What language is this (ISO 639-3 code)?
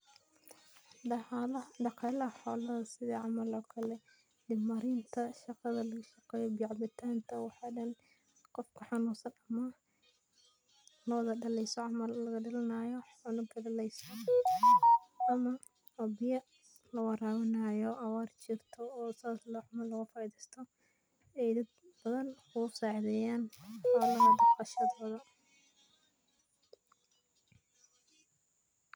som